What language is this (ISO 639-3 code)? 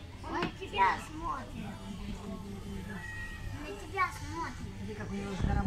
rus